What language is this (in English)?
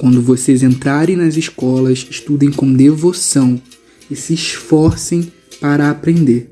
Portuguese